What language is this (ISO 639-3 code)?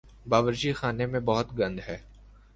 urd